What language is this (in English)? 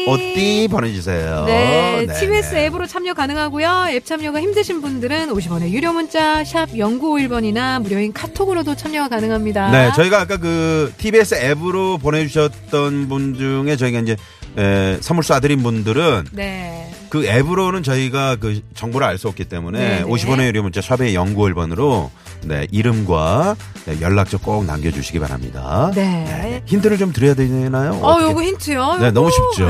Korean